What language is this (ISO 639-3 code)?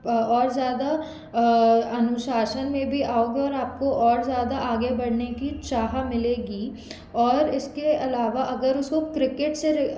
hin